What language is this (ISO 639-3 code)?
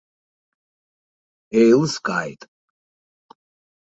abk